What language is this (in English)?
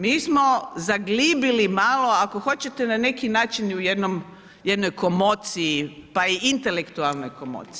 Croatian